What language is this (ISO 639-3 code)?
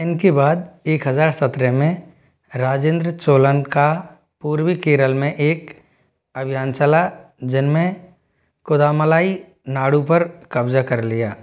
hin